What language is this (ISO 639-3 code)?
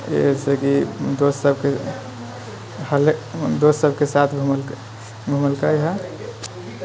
mai